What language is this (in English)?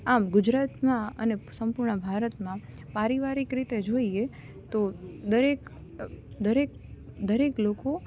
Gujarati